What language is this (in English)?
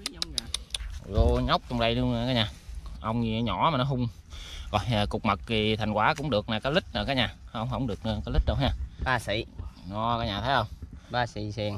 Vietnamese